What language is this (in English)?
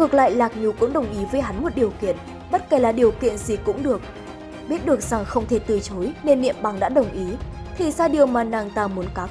Vietnamese